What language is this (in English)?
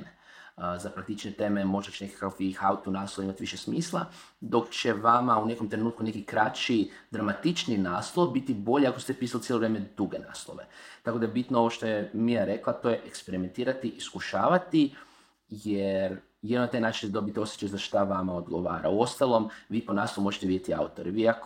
Croatian